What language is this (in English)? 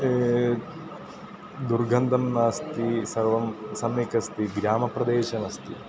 Sanskrit